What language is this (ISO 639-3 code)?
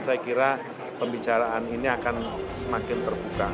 ind